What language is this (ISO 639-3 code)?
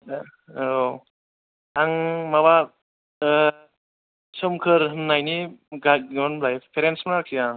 brx